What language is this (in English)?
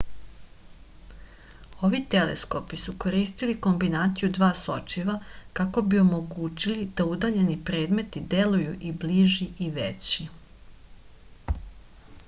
Serbian